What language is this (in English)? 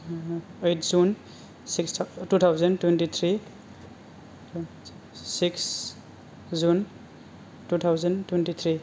Bodo